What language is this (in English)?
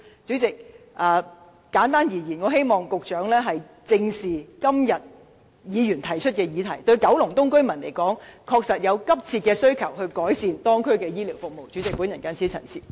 Cantonese